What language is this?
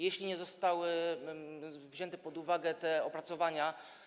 Polish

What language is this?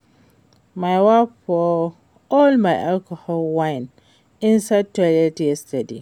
Nigerian Pidgin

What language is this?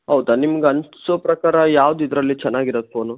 Kannada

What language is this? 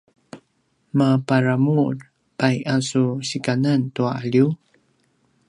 Paiwan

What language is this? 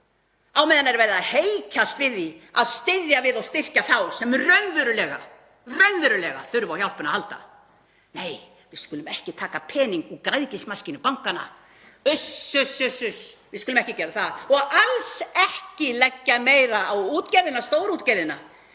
Icelandic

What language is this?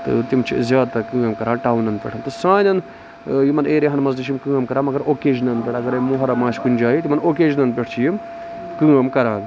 Kashmiri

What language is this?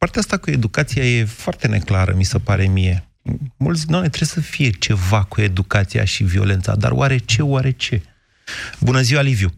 Romanian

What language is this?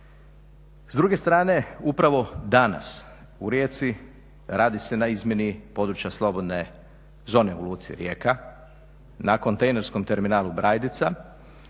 Croatian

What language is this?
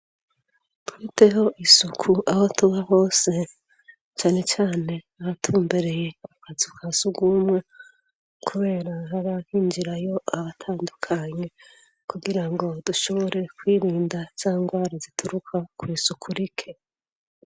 Rundi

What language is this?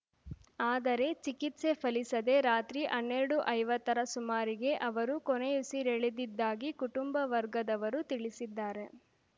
Kannada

